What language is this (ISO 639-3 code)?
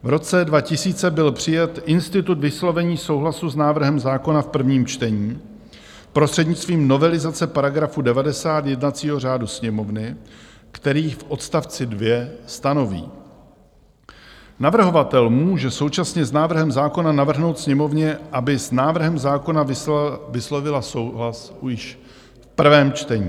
ces